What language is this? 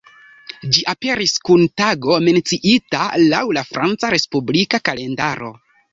Esperanto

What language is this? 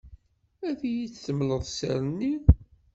Kabyle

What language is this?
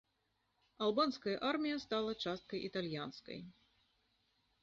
Belarusian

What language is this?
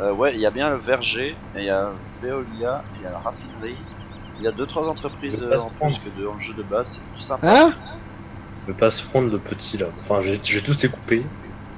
French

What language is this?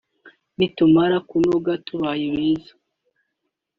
Kinyarwanda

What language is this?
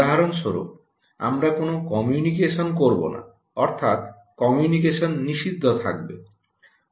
Bangla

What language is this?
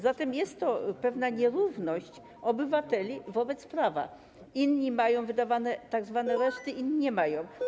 Polish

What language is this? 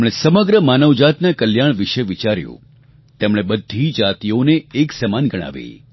Gujarati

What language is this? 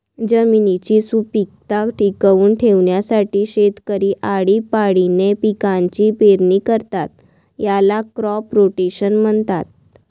Marathi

